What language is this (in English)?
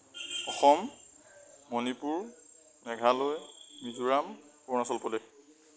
Assamese